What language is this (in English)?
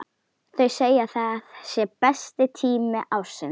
Icelandic